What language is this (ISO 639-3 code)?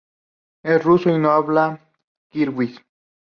spa